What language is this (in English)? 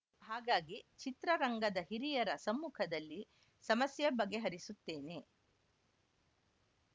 Kannada